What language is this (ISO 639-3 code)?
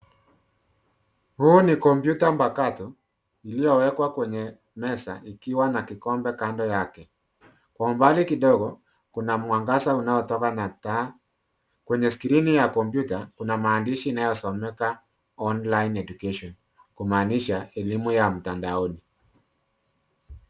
swa